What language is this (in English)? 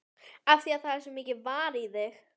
Icelandic